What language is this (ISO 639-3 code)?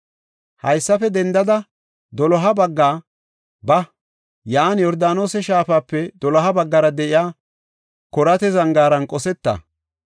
gof